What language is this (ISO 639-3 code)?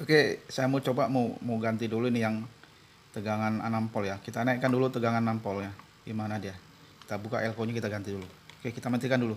ind